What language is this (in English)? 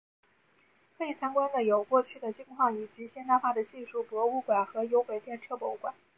Chinese